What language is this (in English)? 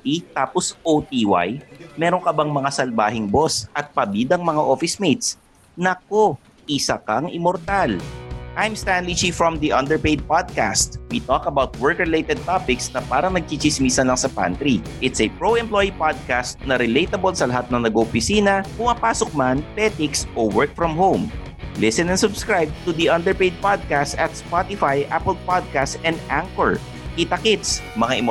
Filipino